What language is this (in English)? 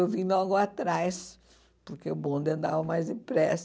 Portuguese